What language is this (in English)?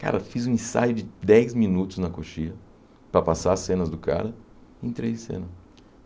Portuguese